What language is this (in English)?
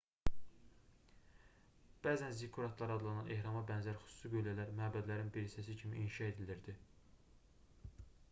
Azerbaijani